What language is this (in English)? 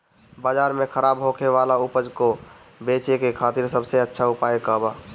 Bhojpuri